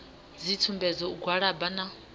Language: Venda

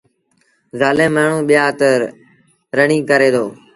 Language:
Sindhi Bhil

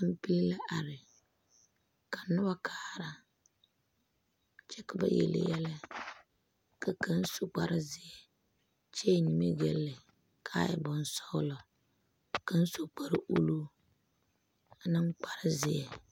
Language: Southern Dagaare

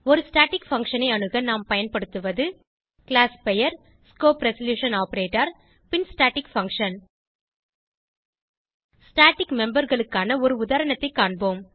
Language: Tamil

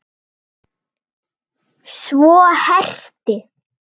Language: Icelandic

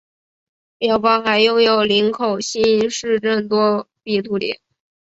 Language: Chinese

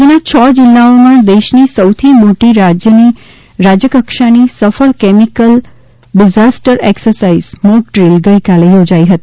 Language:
Gujarati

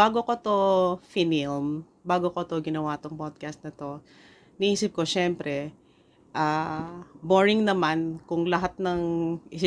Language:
Filipino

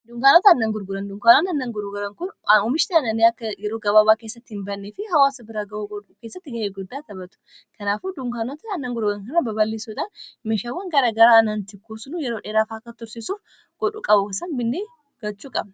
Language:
Oromo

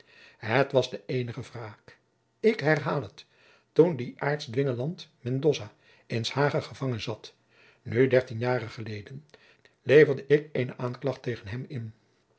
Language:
Dutch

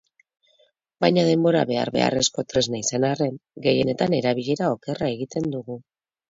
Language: Basque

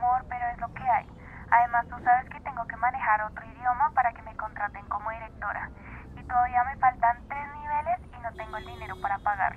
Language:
Spanish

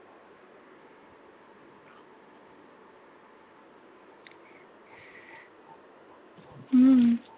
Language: Marathi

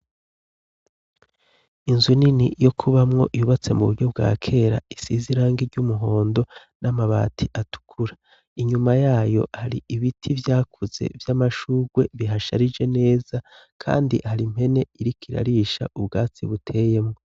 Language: Rundi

